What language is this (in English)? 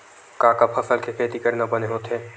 Chhattisgarhi